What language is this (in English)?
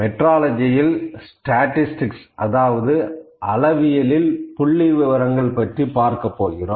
Tamil